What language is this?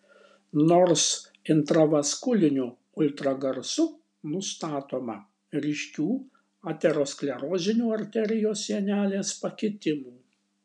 Lithuanian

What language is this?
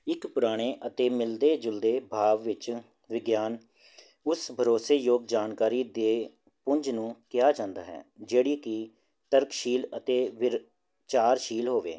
Punjabi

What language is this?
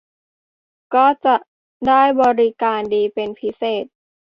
Thai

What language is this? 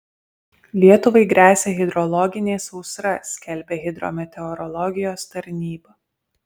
Lithuanian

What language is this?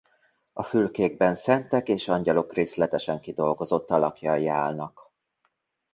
Hungarian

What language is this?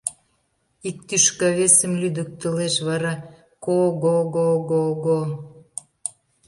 Mari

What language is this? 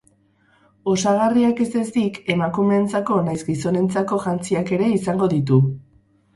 Basque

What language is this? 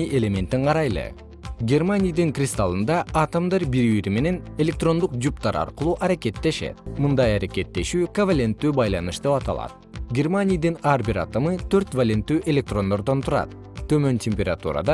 Kyrgyz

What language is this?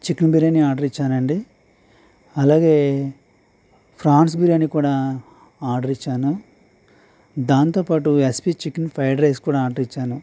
Telugu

